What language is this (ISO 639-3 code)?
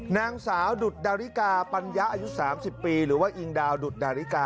tha